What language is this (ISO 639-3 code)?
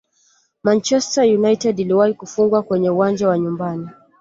swa